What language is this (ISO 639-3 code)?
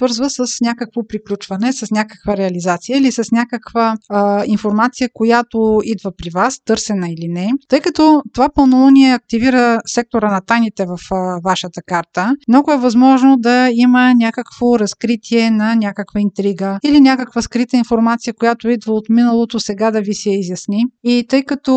bul